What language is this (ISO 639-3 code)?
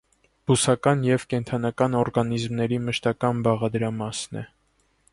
hye